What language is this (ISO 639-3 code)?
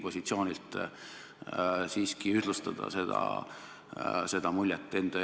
est